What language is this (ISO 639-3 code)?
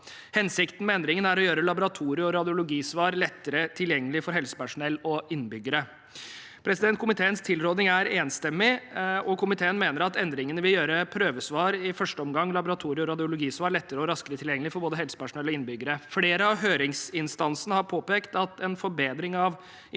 nor